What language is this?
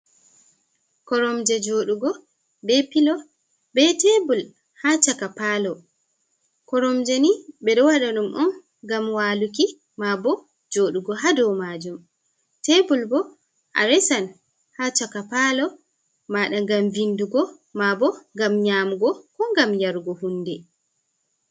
Fula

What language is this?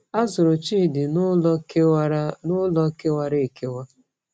Igbo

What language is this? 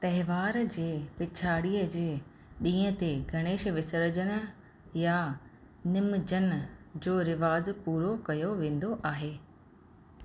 Sindhi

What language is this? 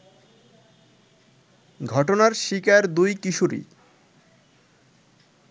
Bangla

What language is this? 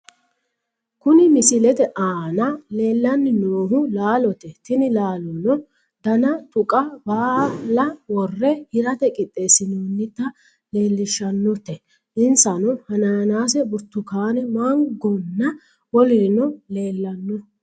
Sidamo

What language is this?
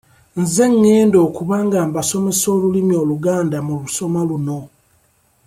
Ganda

